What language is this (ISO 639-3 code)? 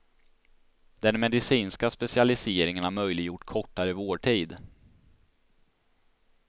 swe